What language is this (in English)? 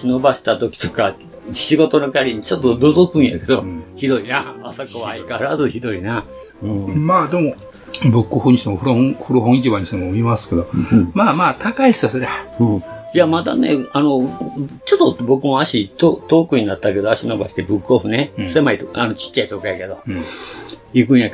Japanese